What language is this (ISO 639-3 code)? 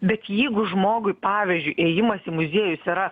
lit